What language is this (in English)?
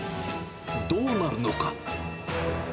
Japanese